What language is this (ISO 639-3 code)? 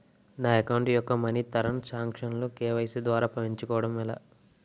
tel